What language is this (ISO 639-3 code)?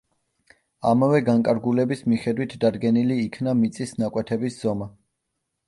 kat